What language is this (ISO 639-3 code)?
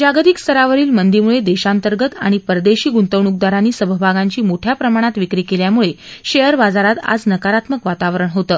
mar